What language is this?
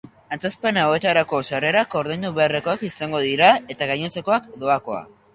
Basque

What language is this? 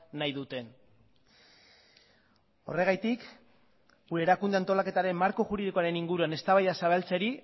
Basque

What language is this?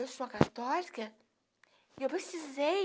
Portuguese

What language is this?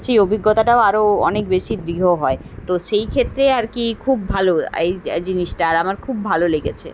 Bangla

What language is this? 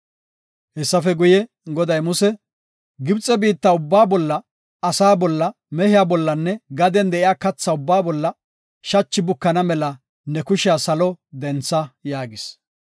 Gofa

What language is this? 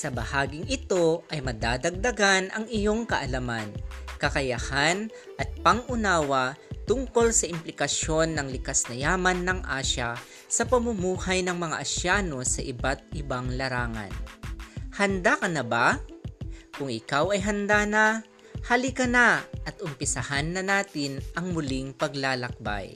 Filipino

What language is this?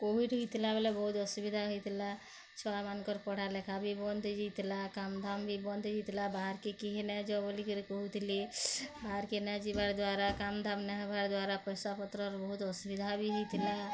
Odia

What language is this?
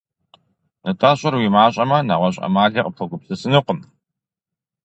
Kabardian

